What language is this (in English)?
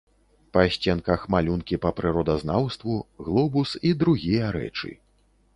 Belarusian